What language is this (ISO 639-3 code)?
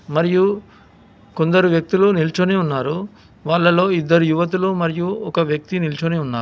tel